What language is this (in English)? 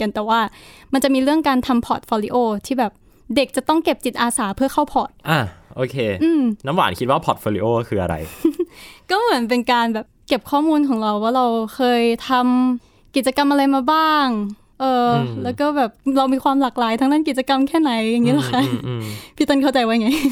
Thai